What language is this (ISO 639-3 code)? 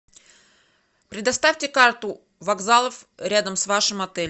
rus